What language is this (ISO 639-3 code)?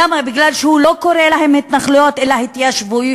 heb